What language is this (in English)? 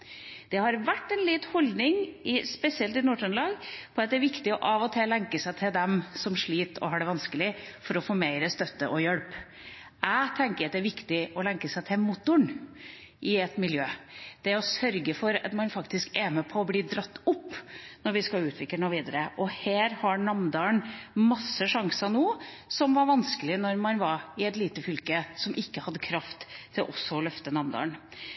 Norwegian Bokmål